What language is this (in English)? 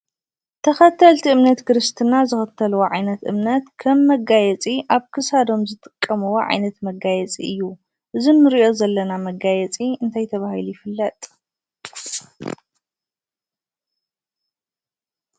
Tigrinya